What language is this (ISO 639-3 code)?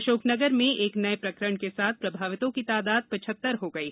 hin